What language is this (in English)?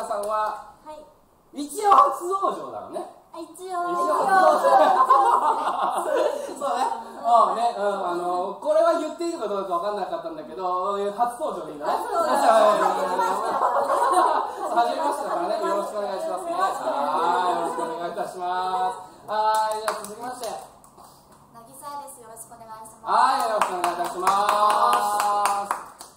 Japanese